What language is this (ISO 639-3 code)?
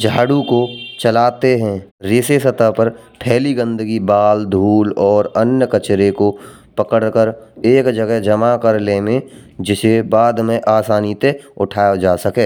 bra